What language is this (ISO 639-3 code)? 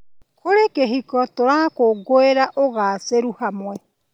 kik